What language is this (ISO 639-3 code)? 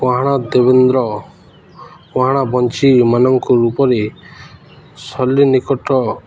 ori